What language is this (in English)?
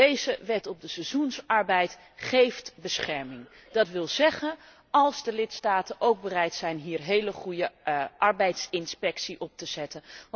Dutch